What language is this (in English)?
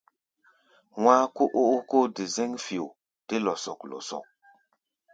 Gbaya